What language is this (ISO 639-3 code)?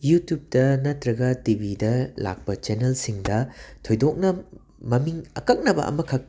mni